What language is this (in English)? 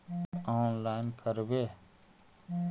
Magahi